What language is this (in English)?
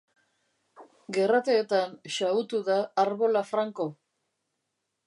Basque